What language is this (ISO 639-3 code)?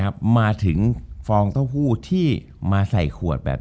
tha